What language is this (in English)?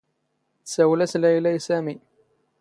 Standard Moroccan Tamazight